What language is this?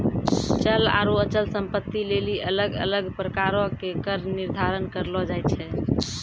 Maithili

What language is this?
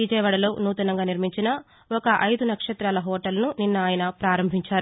Telugu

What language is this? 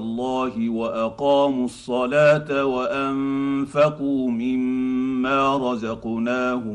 Arabic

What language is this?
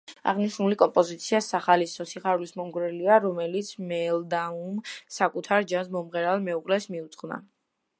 Georgian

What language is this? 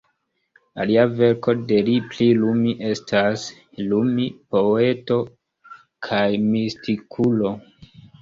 Esperanto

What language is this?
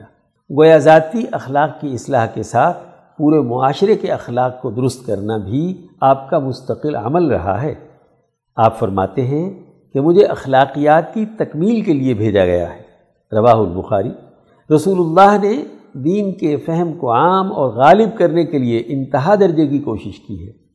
Urdu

